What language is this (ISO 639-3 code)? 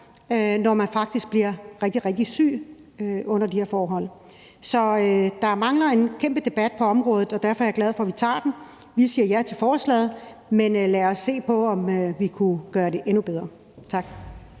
dan